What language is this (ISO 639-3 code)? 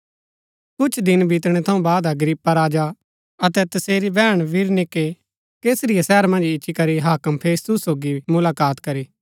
gbk